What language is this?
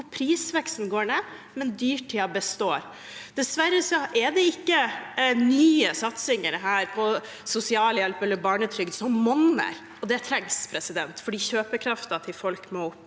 Norwegian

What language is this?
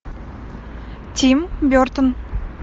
Russian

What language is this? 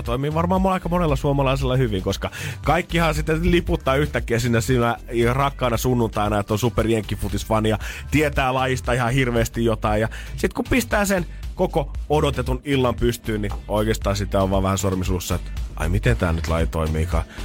Finnish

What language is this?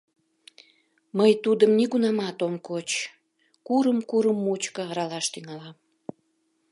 Mari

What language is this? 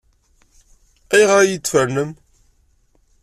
Kabyle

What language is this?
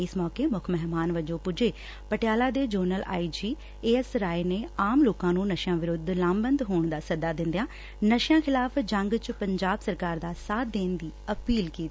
Punjabi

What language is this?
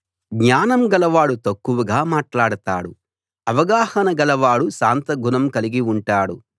Telugu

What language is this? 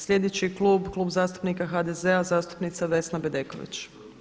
Croatian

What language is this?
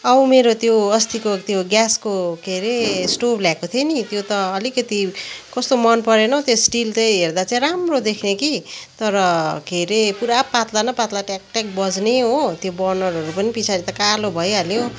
Nepali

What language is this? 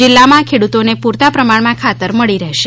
Gujarati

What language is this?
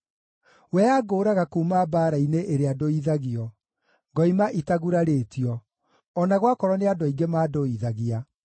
Kikuyu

